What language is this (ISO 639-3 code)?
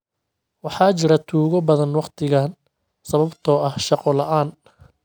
som